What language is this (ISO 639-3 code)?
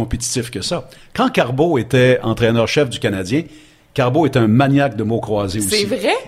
fra